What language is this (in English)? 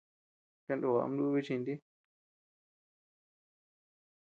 Tepeuxila Cuicatec